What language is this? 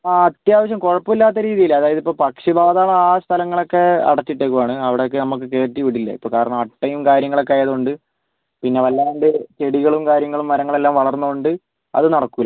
Malayalam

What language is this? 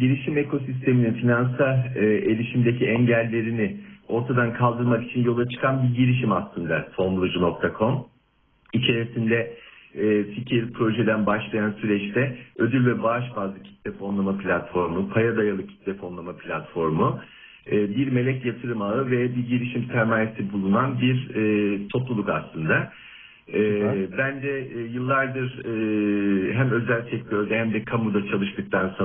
Turkish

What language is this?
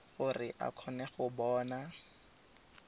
Tswana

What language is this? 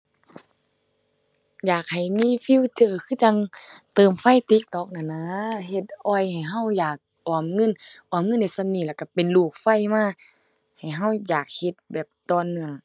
Thai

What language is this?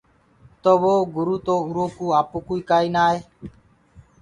Gurgula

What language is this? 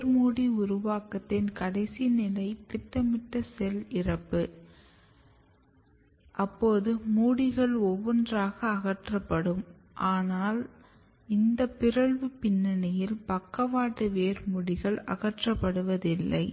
Tamil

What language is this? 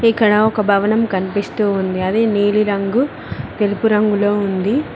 Telugu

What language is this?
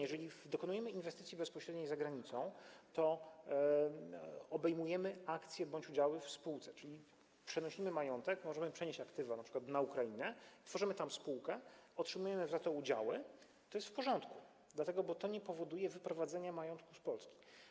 Polish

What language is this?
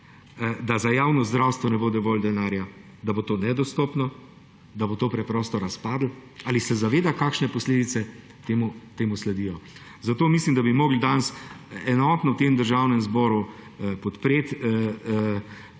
Slovenian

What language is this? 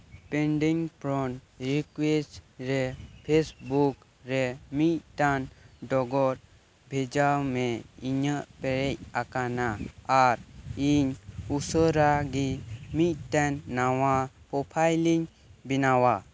Santali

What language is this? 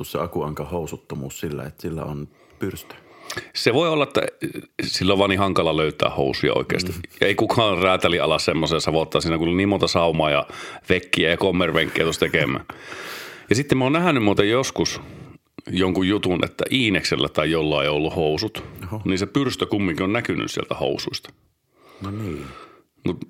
Finnish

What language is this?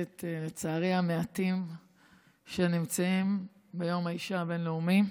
Hebrew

